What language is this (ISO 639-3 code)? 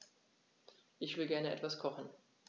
deu